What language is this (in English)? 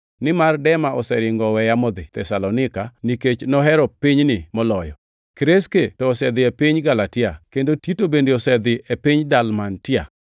Luo (Kenya and Tanzania)